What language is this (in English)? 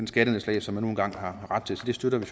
Danish